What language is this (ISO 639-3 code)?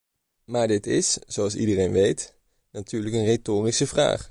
nld